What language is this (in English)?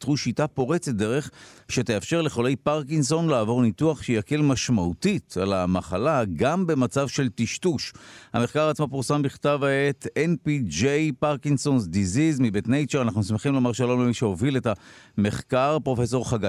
Hebrew